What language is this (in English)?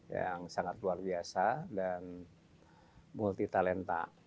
Indonesian